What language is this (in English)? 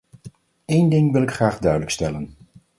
Dutch